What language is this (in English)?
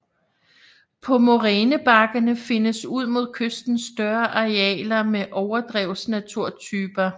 Danish